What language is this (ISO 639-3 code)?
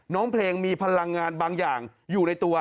tha